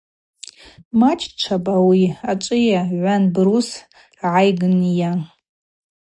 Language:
Abaza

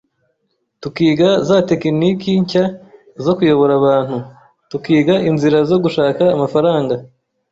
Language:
Kinyarwanda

